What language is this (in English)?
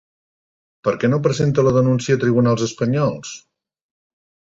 Catalan